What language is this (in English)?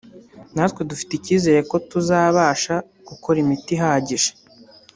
Kinyarwanda